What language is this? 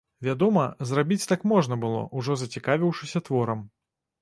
Belarusian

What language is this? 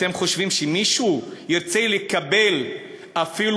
Hebrew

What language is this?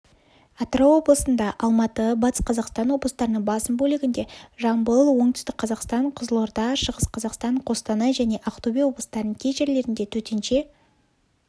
Kazakh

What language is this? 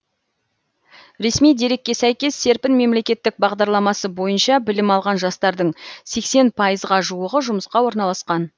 Kazakh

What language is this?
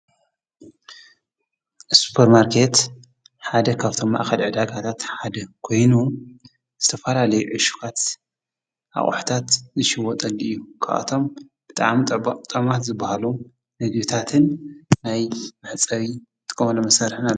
Tigrinya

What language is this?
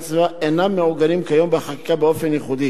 Hebrew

